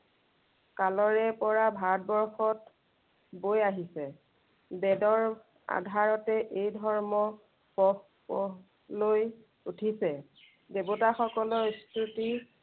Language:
Assamese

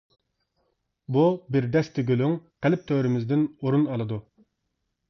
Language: Uyghur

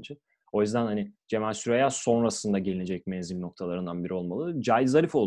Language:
Turkish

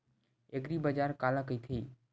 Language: Chhattisgarhi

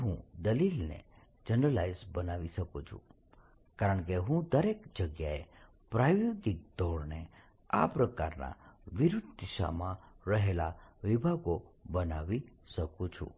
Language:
Gujarati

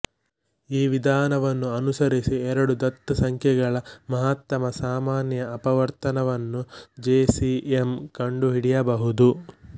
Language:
Kannada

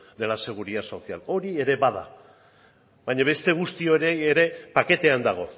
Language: Basque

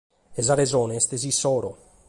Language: Sardinian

